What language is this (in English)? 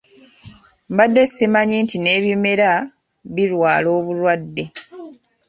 Ganda